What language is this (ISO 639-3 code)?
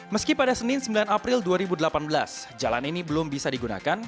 ind